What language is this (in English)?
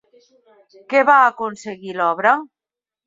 Catalan